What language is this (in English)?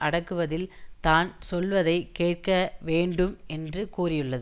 Tamil